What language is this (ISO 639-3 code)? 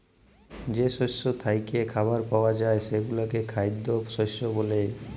ben